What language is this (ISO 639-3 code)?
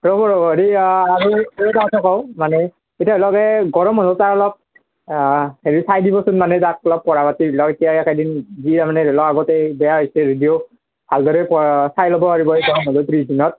asm